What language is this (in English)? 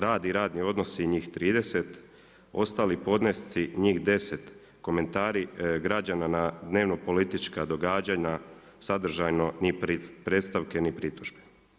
Croatian